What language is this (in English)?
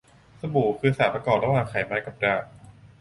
Thai